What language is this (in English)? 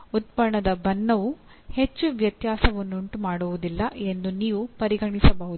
Kannada